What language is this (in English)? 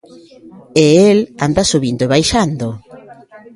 Galician